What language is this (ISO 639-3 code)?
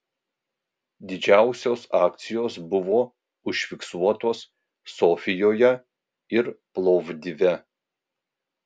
lit